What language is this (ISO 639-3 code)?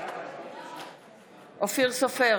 heb